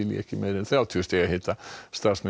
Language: Icelandic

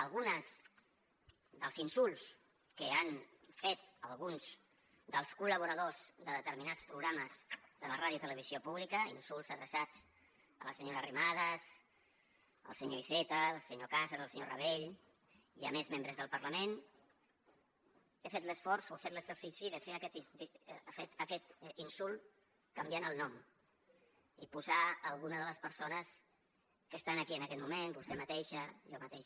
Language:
Catalan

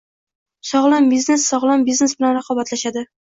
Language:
Uzbek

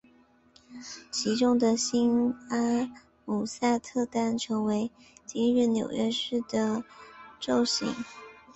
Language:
Chinese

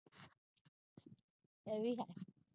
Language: Punjabi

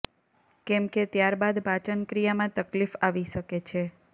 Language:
Gujarati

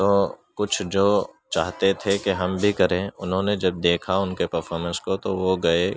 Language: Urdu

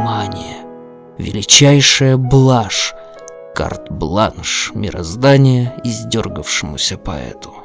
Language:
Russian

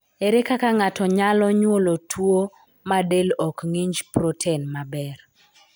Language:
Luo (Kenya and Tanzania)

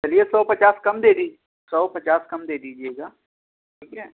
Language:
Urdu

